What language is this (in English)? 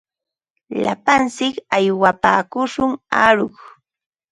Ambo-Pasco Quechua